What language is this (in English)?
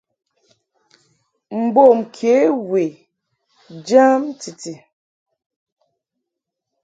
Mungaka